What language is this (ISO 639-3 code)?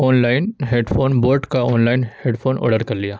urd